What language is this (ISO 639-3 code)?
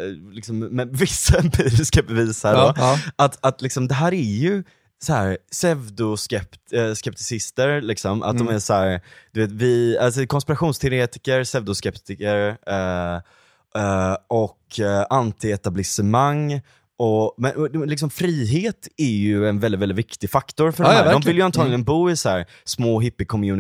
swe